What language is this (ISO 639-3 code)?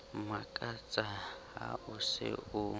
sot